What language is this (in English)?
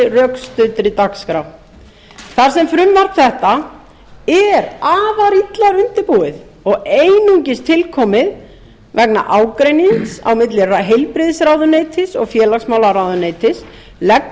Icelandic